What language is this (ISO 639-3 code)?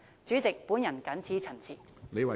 yue